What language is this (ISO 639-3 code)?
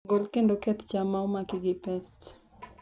luo